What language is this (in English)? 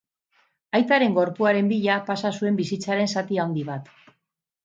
Basque